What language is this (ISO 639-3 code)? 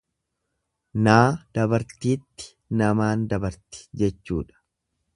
orm